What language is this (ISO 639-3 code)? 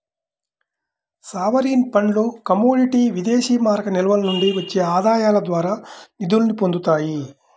tel